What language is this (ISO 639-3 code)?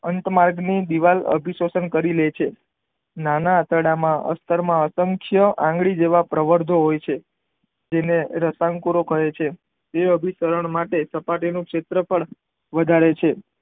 guj